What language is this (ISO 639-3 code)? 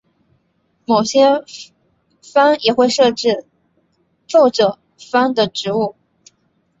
zho